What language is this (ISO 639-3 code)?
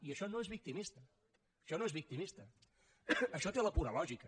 cat